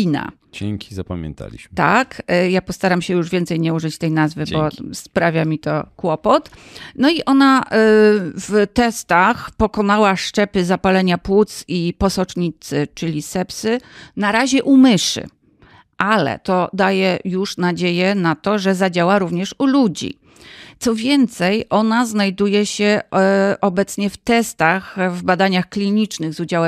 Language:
Polish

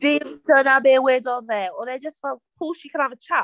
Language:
Welsh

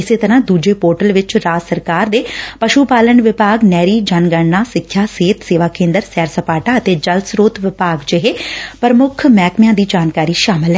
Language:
Punjabi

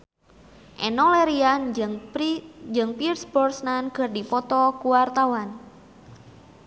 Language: Sundanese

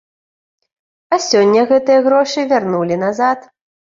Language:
Belarusian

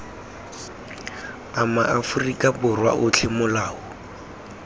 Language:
Tswana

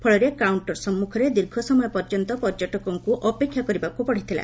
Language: Odia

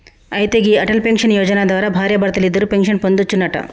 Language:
Telugu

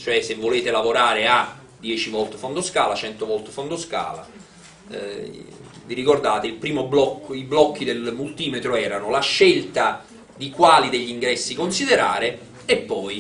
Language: Italian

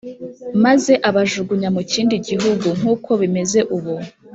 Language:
Kinyarwanda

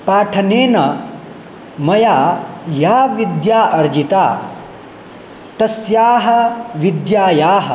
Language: Sanskrit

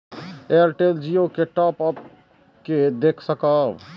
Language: Maithili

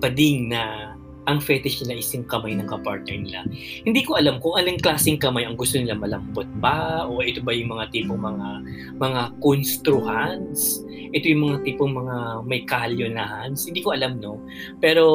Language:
Filipino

